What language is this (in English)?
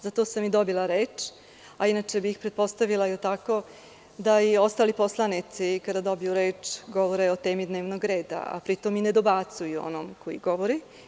Serbian